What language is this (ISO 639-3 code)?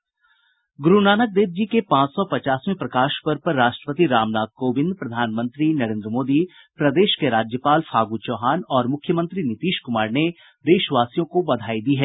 hin